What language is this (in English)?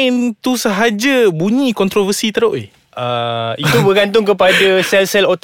Malay